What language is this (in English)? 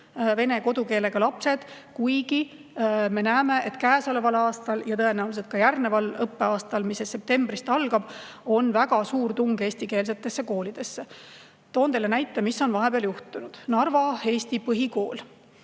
Estonian